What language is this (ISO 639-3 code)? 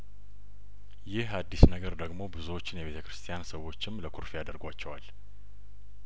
amh